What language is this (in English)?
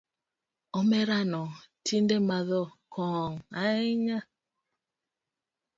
Luo (Kenya and Tanzania)